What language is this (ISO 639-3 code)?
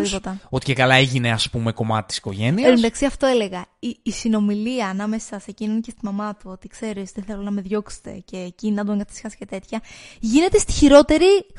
ell